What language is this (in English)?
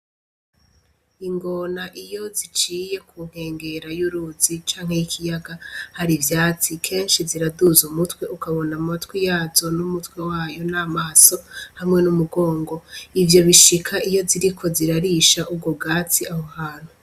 Rundi